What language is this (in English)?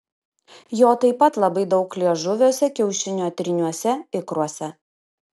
Lithuanian